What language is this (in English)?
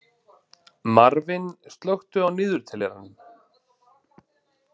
Icelandic